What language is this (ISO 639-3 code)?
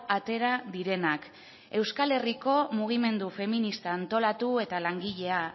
eus